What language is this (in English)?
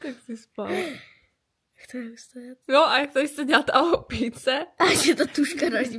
Czech